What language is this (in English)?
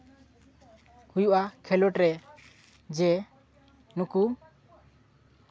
Santali